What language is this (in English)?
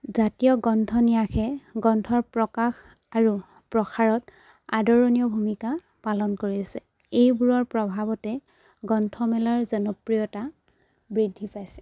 Assamese